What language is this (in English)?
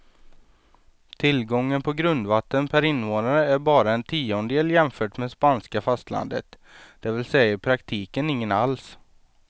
Swedish